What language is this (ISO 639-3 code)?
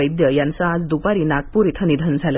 mar